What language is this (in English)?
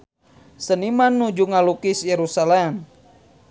Sundanese